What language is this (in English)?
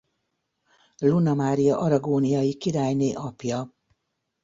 Hungarian